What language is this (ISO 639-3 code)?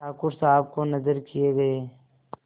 hin